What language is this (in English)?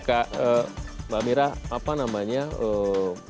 Indonesian